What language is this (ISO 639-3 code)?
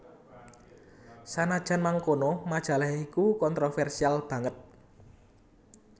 jav